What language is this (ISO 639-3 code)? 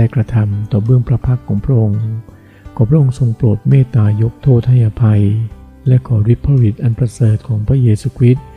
tha